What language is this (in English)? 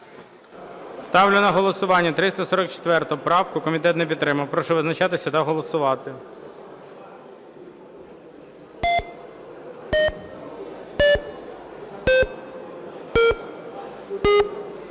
Ukrainian